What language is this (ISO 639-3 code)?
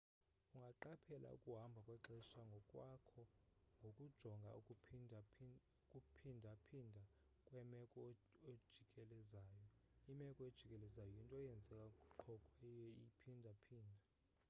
xho